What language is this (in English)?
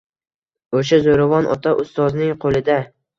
Uzbek